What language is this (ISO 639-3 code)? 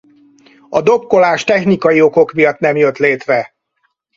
hun